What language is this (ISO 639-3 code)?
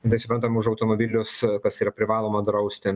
lit